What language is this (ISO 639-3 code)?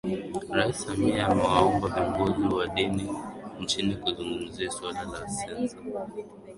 swa